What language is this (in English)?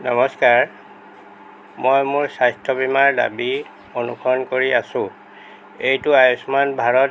Assamese